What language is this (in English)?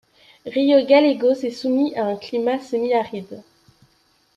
French